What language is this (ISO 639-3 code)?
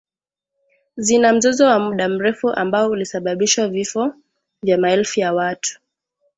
swa